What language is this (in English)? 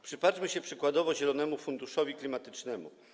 Polish